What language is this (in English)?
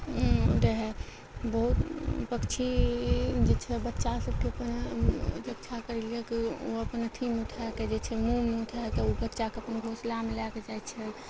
Maithili